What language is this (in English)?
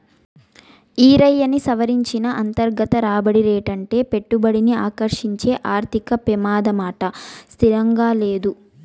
Telugu